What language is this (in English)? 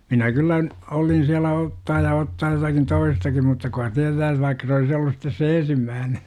Finnish